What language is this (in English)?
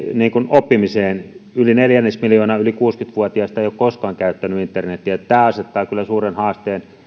Finnish